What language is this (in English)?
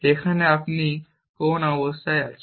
Bangla